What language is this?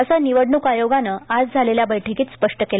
Marathi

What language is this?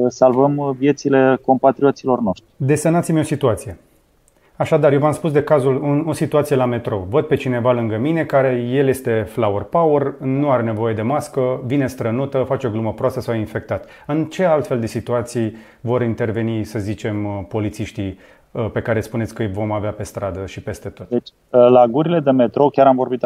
Romanian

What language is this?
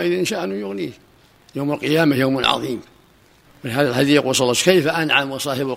Arabic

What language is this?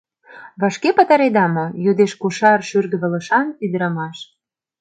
Mari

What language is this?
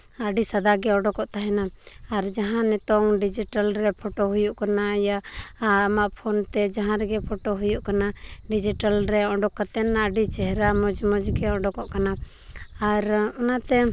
Santali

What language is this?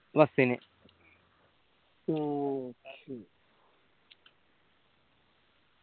Malayalam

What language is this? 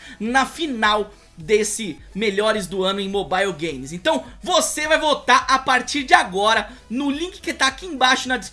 Portuguese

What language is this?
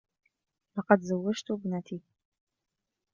Arabic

